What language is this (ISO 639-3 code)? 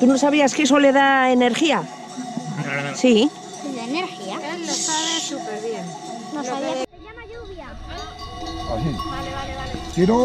spa